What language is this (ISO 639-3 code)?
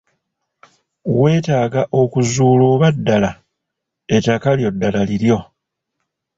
lug